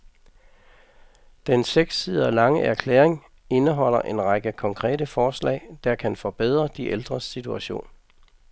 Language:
Danish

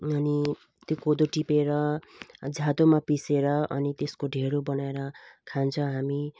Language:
Nepali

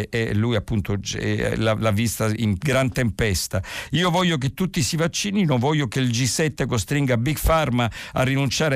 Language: Italian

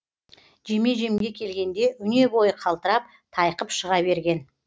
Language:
Kazakh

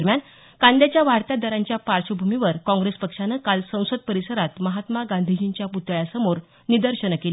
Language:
Marathi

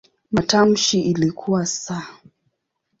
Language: Swahili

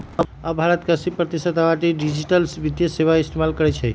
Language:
Magahi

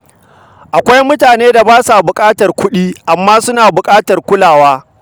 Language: Hausa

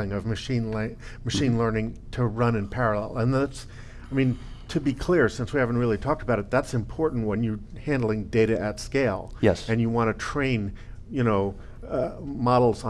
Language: English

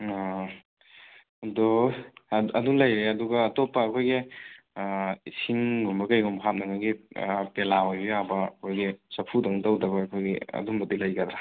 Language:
Manipuri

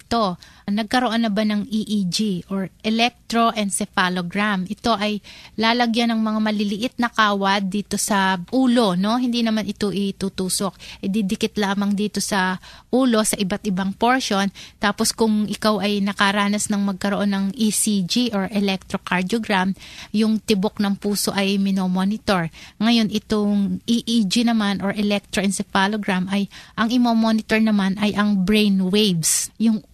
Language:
Filipino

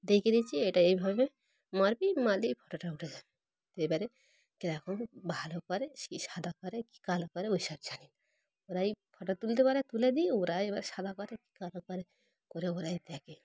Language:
Bangla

